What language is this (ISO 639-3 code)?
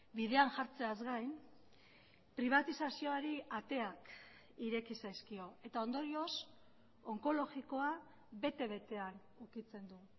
eus